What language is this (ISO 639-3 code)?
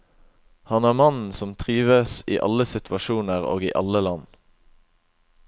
nor